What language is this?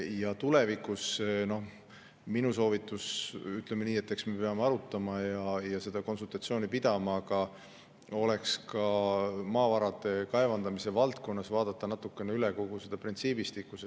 Estonian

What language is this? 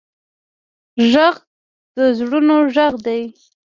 Pashto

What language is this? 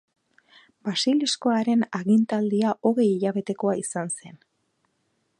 Basque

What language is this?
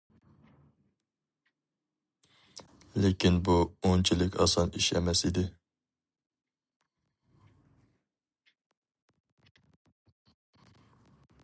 Uyghur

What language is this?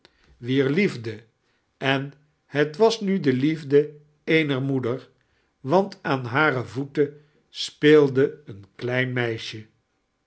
Dutch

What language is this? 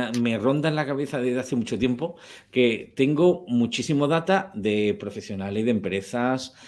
Spanish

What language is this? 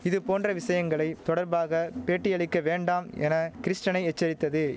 Tamil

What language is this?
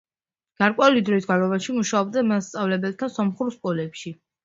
Georgian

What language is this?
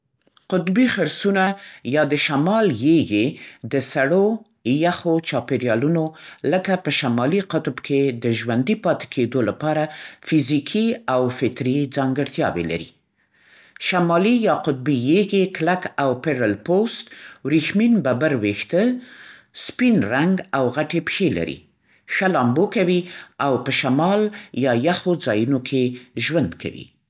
Central Pashto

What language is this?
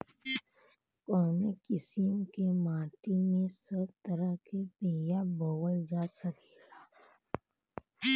Bhojpuri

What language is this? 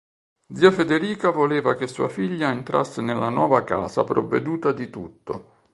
Italian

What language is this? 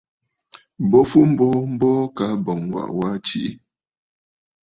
Bafut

